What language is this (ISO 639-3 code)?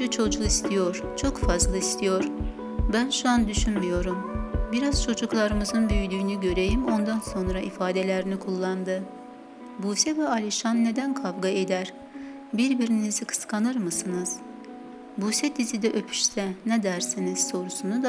tur